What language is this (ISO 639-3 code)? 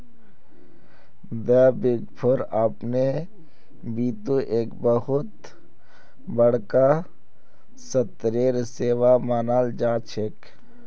mag